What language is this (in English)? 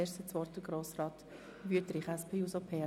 Swiss German